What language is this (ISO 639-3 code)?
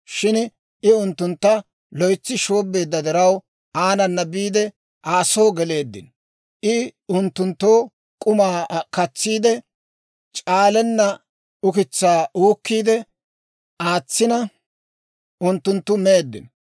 dwr